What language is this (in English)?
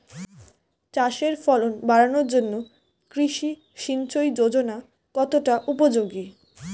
Bangla